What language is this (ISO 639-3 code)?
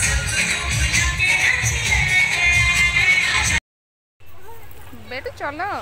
ron